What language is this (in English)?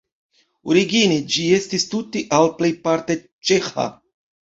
Esperanto